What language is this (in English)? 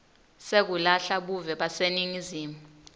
Swati